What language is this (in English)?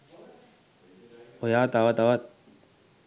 Sinhala